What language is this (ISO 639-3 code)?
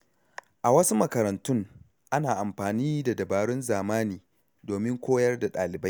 hau